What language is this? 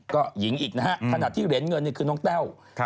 Thai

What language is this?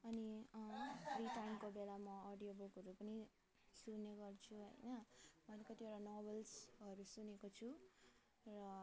Nepali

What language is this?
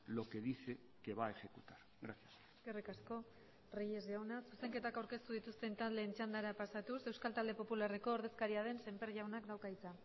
Basque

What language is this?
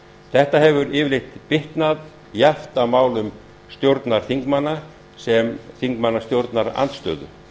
Icelandic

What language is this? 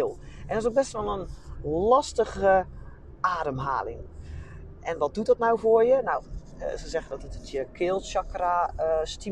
Dutch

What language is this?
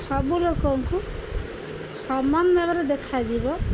Odia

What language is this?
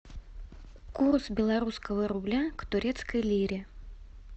Russian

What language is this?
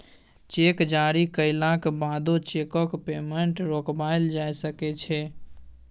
Maithili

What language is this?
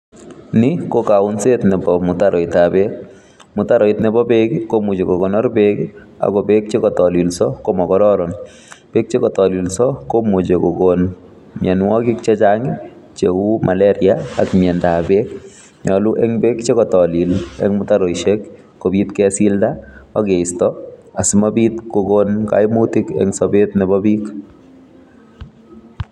Kalenjin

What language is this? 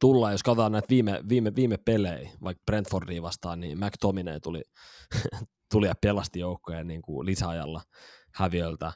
Finnish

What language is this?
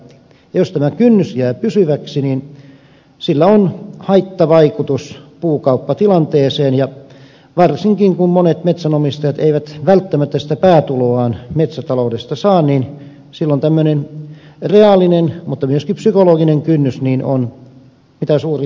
Finnish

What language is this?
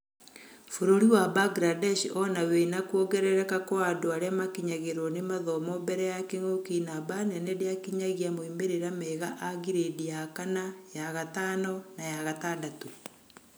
Kikuyu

